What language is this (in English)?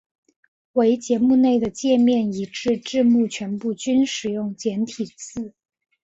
Chinese